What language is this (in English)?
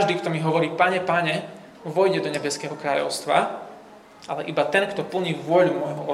Slovak